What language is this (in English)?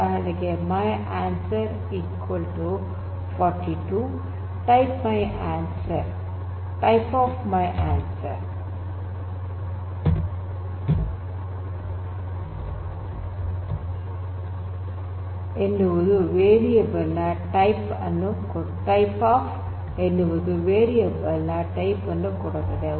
Kannada